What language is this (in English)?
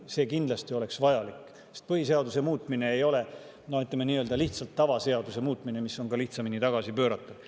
Estonian